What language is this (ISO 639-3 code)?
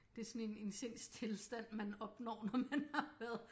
dan